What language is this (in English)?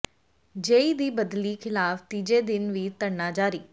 Punjabi